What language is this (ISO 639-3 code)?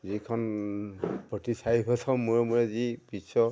asm